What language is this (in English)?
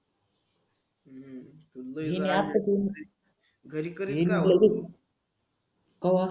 Marathi